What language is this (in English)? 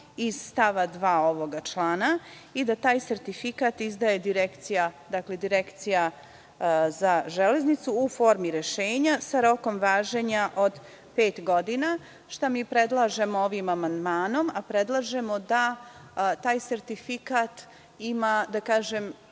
Serbian